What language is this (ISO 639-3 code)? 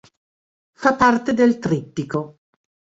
ita